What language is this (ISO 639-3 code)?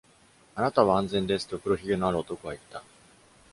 jpn